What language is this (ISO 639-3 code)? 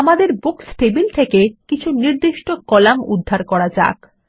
ben